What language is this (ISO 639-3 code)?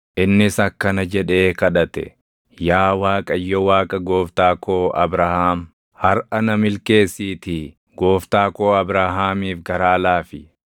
orm